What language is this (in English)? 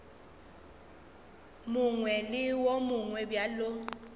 Northern Sotho